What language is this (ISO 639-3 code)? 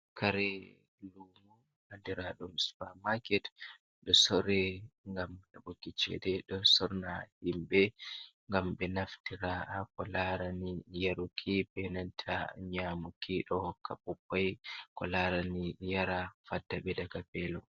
ful